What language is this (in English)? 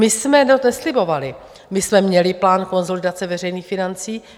Czech